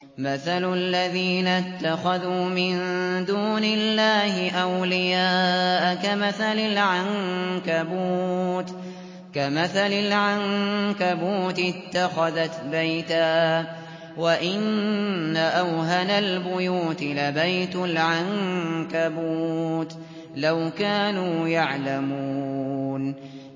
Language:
Arabic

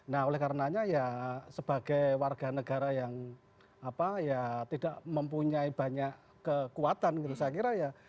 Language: Indonesian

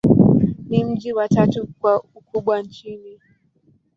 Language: Swahili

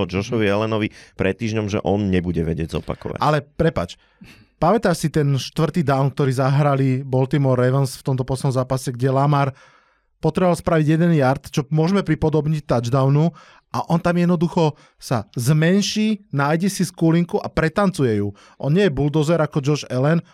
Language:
Slovak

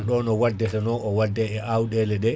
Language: Fula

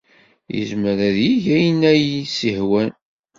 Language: Kabyle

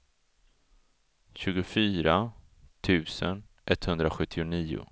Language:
Swedish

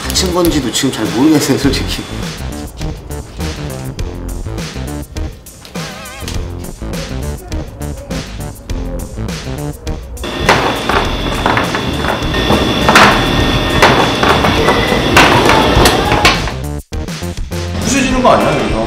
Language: Korean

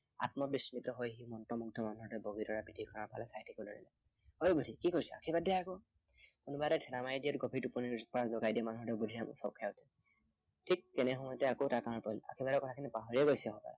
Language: Assamese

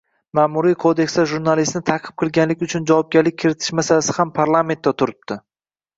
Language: Uzbek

